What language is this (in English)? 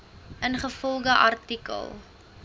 Afrikaans